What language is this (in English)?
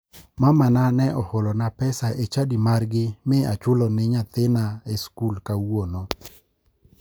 Luo (Kenya and Tanzania)